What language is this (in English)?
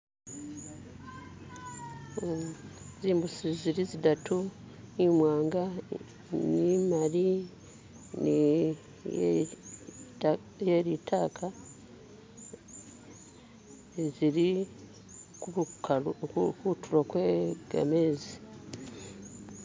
Masaaba